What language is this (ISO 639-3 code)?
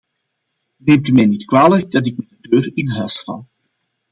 nld